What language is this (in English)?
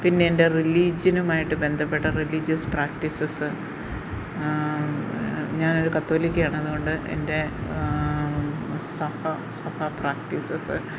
Malayalam